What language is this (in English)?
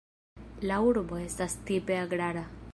Esperanto